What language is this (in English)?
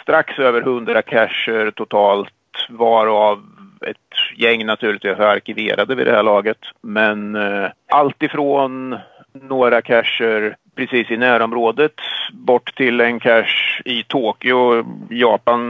Swedish